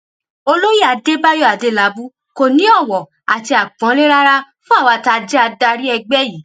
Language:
Yoruba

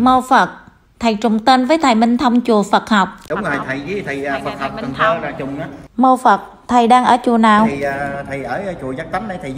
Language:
Vietnamese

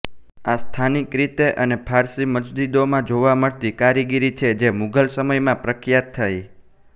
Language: Gujarati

